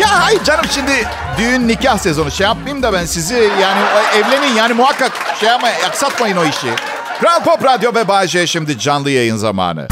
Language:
Turkish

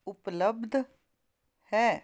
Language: Punjabi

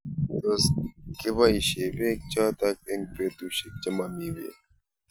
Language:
Kalenjin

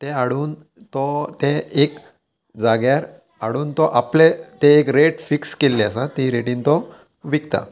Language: Konkani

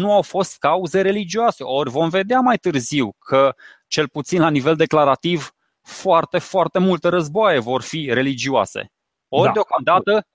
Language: Romanian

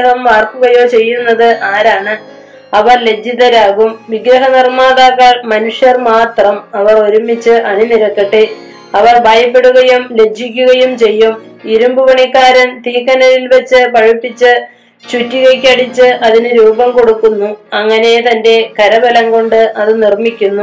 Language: Malayalam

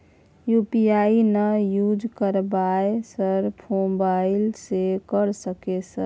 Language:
Maithili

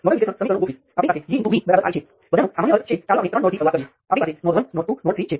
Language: Gujarati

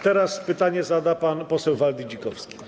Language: Polish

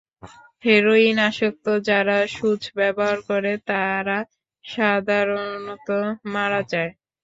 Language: Bangla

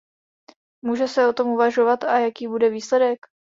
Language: Czech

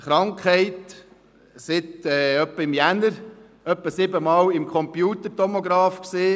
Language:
Swiss German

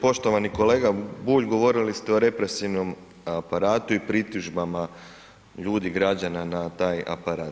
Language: Croatian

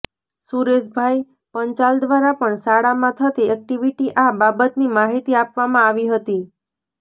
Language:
Gujarati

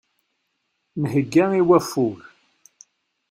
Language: Kabyle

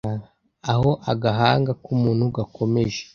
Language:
Kinyarwanda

